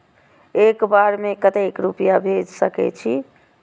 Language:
Maithili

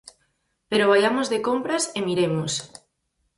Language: Galician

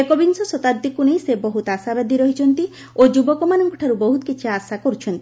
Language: Odia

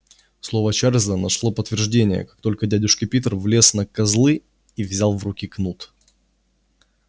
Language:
Russian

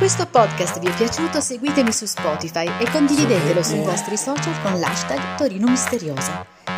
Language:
Italian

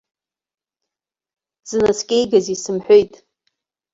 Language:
Abkhazian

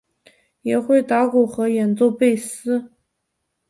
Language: Chinese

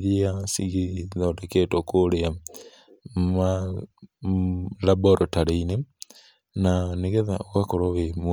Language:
Kikuyu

